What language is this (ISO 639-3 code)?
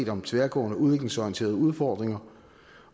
dan